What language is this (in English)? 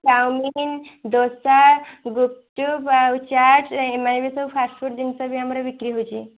Odia